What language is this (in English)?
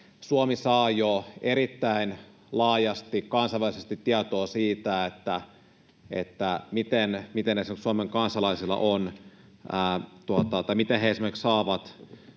Finnish